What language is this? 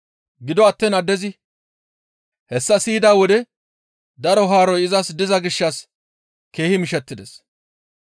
Gamo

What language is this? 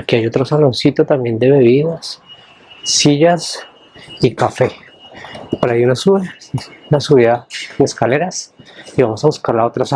Spanish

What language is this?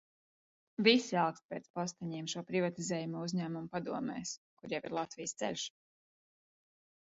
Latvian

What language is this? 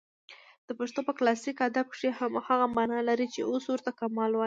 Pashto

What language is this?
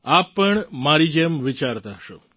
Gujarati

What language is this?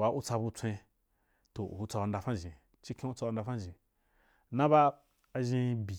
Wapan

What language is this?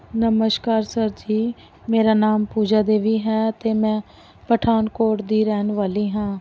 Punjabi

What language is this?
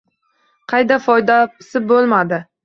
Uzbek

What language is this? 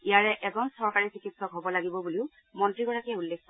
Assamese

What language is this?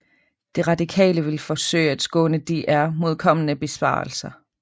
Danish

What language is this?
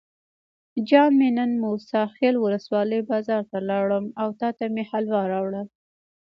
Pashto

